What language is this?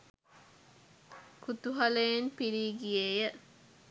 Sinhala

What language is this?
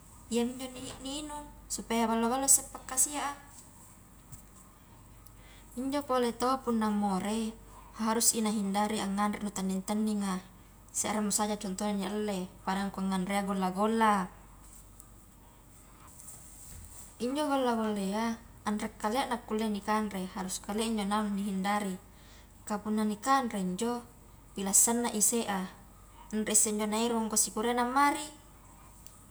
Highland Konjo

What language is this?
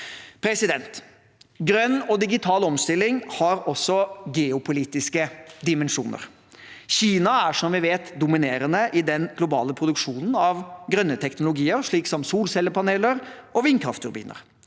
Norwegian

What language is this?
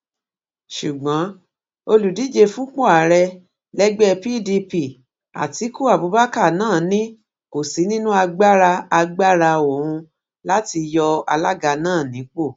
Yoruba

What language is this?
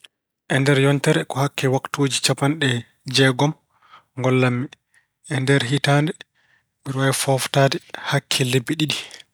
Fula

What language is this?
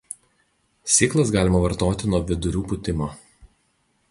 Lithuanian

